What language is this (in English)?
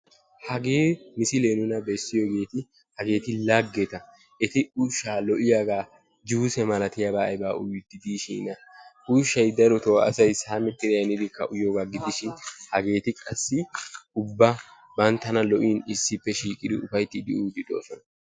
Wolaytta